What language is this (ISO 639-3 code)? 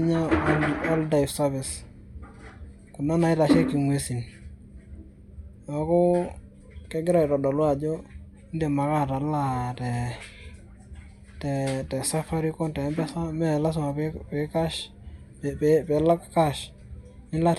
mas